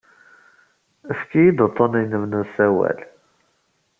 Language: Kabyle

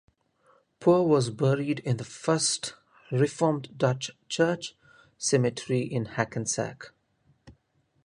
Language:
English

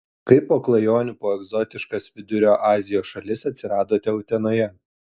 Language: Lithuanian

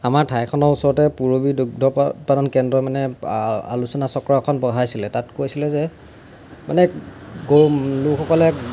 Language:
Assamese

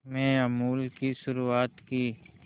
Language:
Hindi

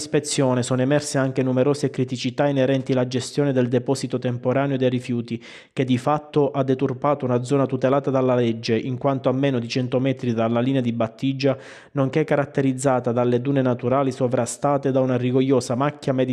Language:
Italian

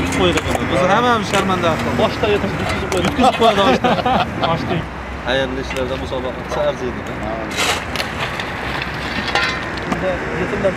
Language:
Turkish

